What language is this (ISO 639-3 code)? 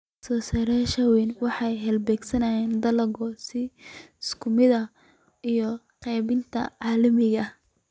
som